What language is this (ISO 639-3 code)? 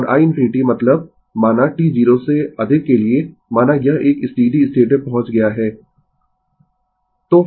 hin